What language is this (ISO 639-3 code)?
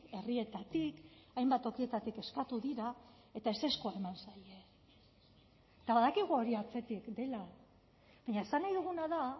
eus